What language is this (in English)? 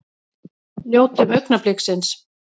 Icelandic